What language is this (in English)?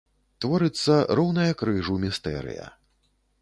Belarusian